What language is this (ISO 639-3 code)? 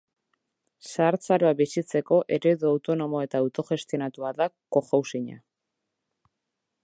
eus